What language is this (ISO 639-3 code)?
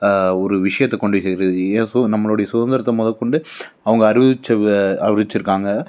tam